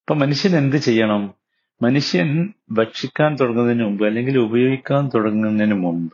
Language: Malayalam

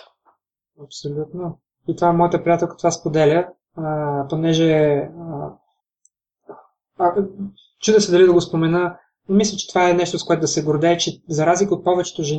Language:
Bulgarian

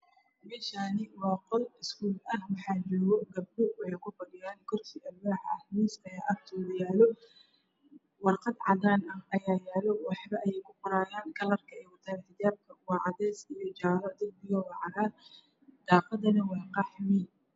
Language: Somali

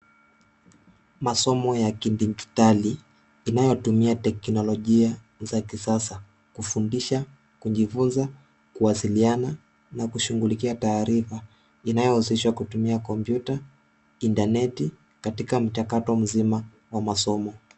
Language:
Swahili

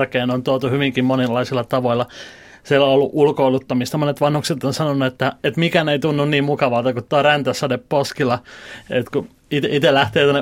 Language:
Finnish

